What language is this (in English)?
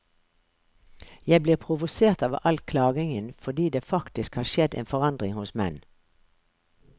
Norwegian